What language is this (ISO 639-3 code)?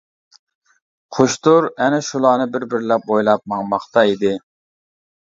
uig